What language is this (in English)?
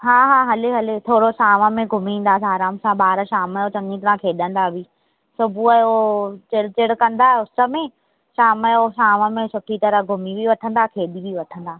Sindhi